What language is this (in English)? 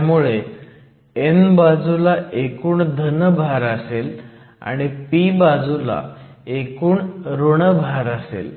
Marathi